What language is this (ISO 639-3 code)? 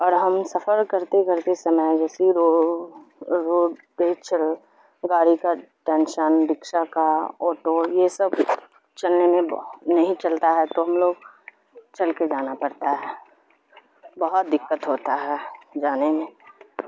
urd